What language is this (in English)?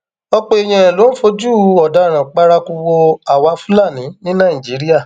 Yoruba